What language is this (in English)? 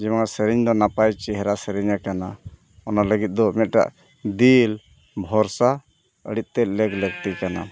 Santali